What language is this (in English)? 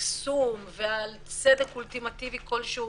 Hebrew